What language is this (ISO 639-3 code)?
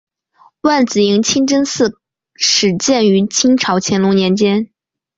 zho